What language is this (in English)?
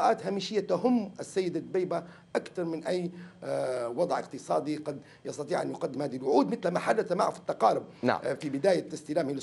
Arabic